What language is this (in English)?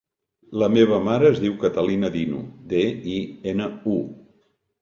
Catalan